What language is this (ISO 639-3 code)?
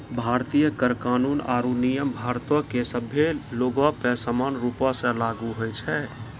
mai